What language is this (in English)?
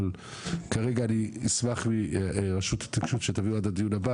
Hebrew